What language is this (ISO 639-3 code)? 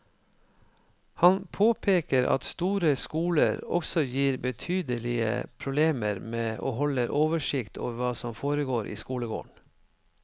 nor